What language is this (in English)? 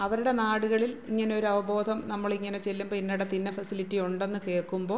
Malayalam